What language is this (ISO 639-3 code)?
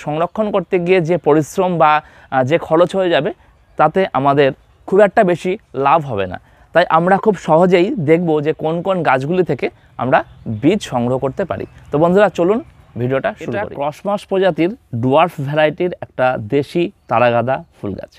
hin